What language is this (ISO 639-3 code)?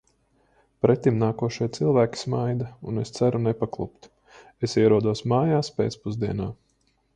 lav